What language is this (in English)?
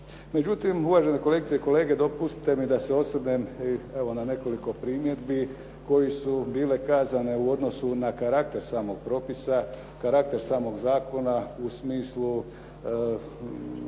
Croatian